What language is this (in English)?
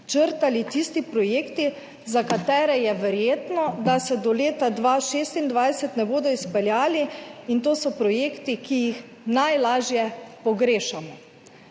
Slovenian